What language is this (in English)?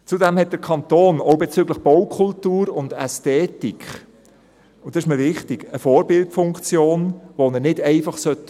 Swiss German